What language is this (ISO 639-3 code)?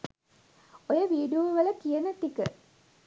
sin